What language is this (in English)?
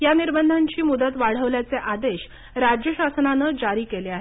Marathi